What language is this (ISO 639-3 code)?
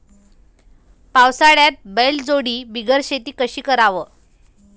mar